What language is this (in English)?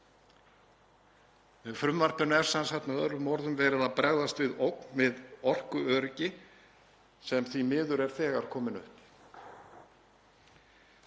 Icelandic